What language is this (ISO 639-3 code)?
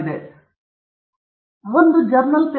kan